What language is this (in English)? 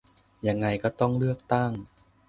Thai